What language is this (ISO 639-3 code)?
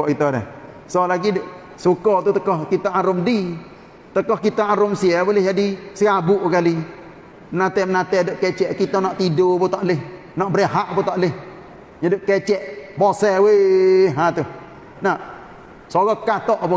msa